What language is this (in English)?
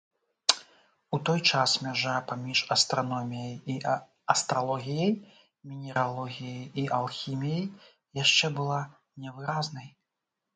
Belarusian